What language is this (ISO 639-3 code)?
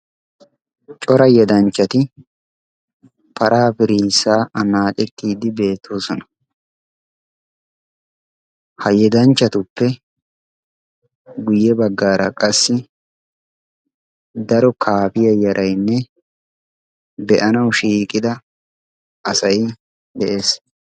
wal